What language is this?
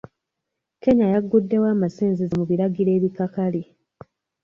Ganda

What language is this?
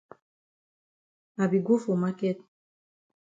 Cameroon Pidgin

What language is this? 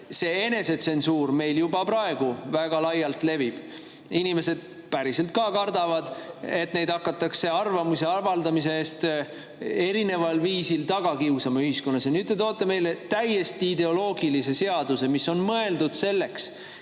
Estonian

